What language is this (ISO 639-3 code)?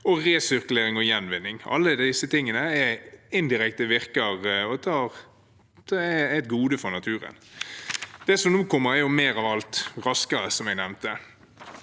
nor